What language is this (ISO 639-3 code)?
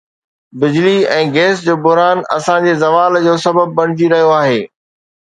snd